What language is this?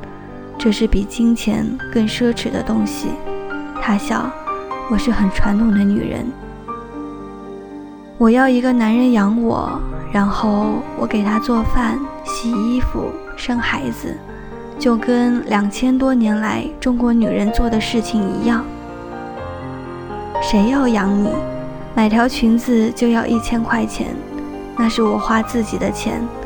Chinese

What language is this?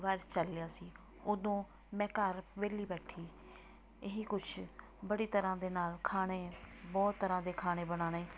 Punjabi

